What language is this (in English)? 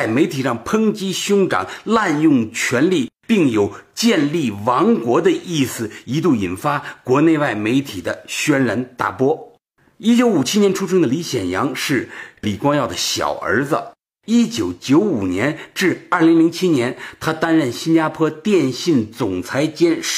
Chinese